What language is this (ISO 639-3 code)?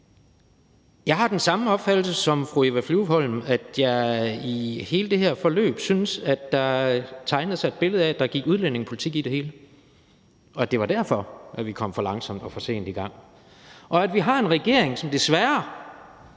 dan